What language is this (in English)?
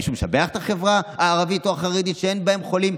Hebrew